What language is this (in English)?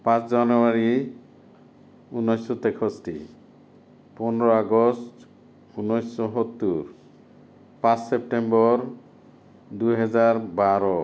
Assamese